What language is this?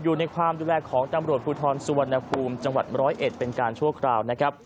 Thai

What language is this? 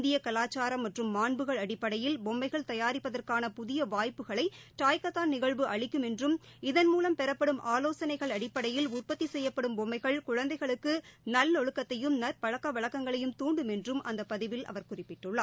Tamil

